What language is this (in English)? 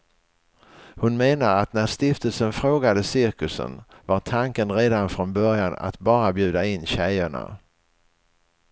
Swedish